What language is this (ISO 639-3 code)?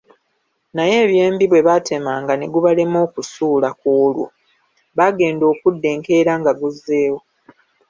lug